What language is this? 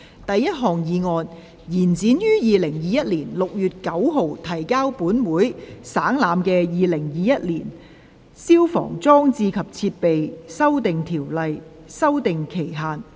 Cantonese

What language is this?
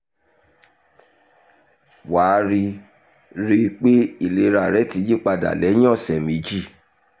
Yoruba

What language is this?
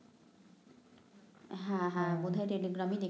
Bangla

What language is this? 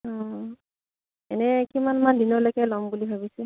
Assamese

